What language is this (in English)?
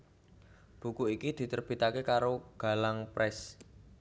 Javanese